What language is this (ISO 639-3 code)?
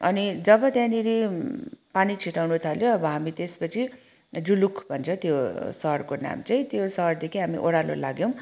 nep